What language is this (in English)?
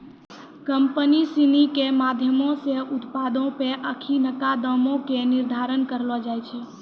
Maithili